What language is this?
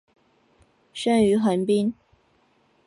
Chinese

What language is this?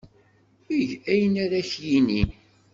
Kabyle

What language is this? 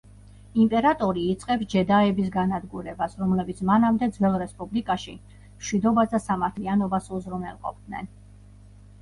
Georgian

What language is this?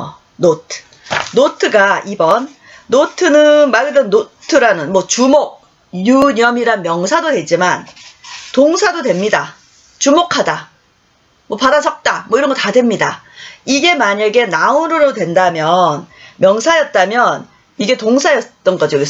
Korean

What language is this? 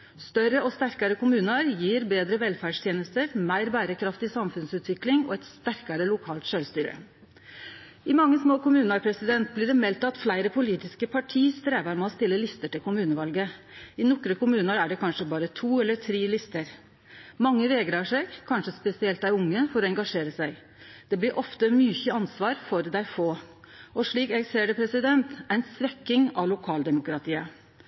Norwegian Nynorsk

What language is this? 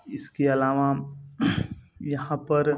Hindi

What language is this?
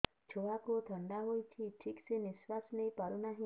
Odia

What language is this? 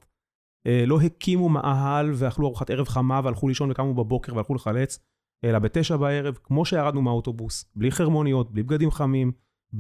Hebrew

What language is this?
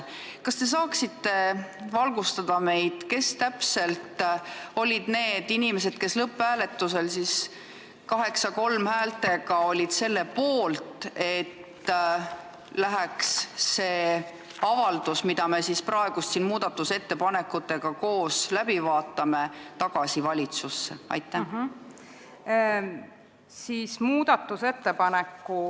Estonian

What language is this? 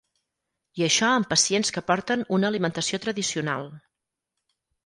Catalan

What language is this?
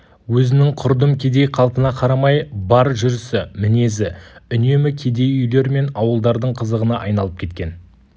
Kazakh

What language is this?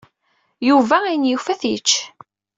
Kabyle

